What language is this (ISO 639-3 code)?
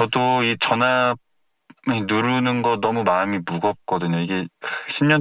kor